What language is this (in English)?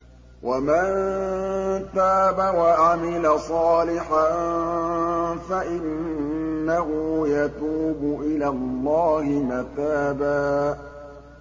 Arabic